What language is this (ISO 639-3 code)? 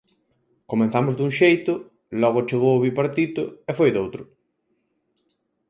glg